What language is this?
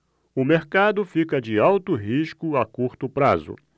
Portuguese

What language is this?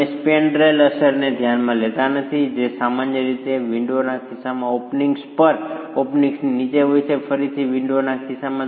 Gujarati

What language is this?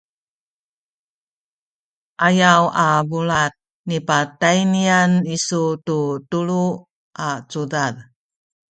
Sakizaya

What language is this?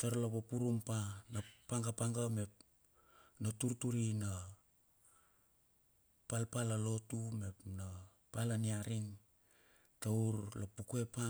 Bilur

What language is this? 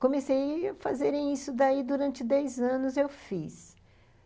Portuguese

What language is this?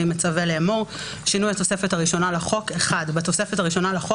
Hebrew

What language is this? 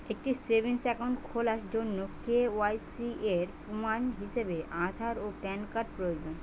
Bangla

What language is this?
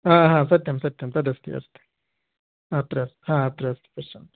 Sanskrit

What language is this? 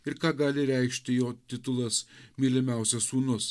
Lithuanian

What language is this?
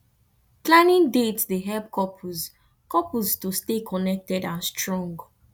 Nigerian Pidgin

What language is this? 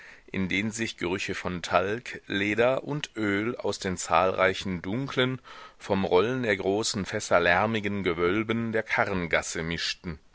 German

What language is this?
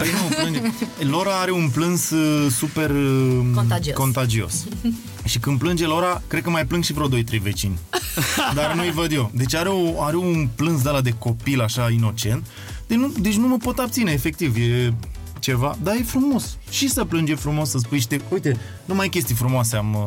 Romanian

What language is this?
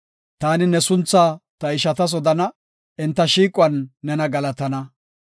Gofa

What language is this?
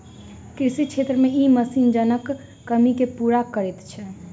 Maithili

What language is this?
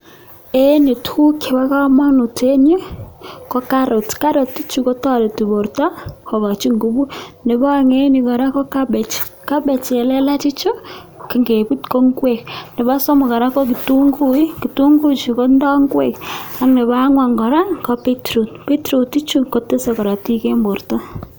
Kalenjin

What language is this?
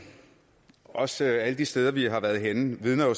Danish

